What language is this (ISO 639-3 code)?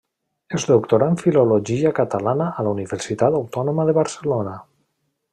cat